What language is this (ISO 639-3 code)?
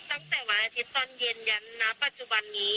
tha